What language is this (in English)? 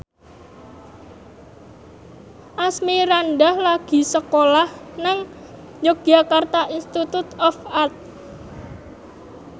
Javanese